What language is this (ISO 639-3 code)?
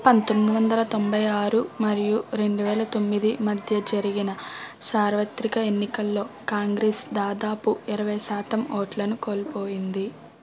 tel